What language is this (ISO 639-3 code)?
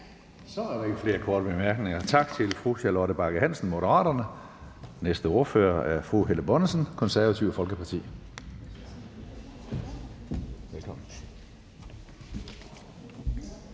dan